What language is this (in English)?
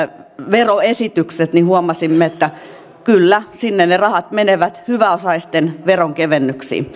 Finnish